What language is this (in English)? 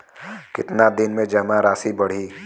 Bhojpuri